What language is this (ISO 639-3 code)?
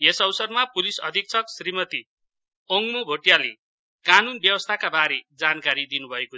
nep